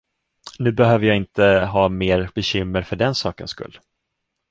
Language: Swedish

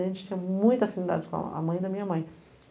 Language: Portuguese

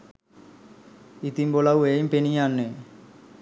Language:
Sinhala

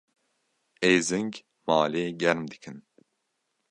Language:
Kurdish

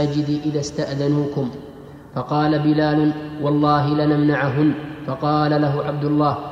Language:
Arabic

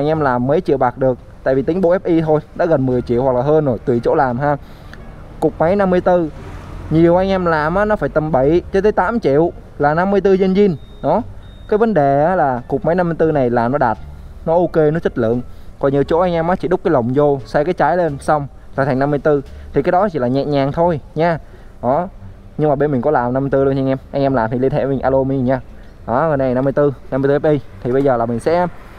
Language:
Vietnamese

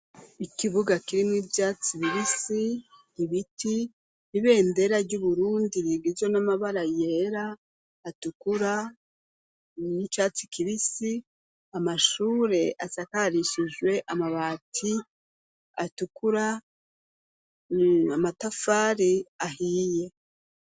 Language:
Rundi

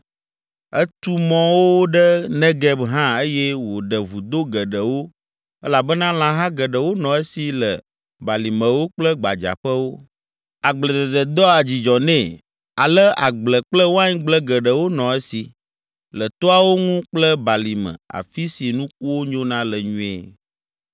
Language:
Ewe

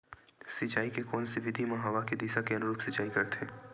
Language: Chhattisgarhi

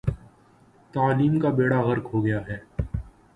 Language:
Urdu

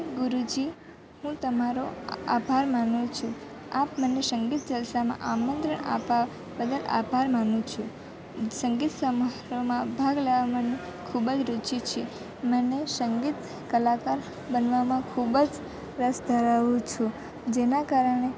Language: Gujarati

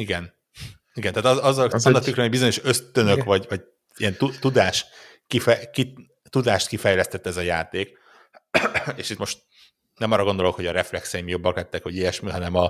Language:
Hungarian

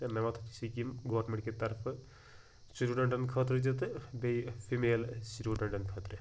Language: Kashmiri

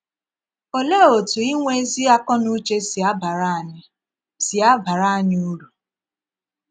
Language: Igbo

